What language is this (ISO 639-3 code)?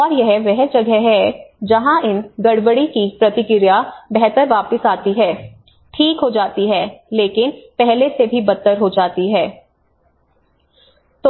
hin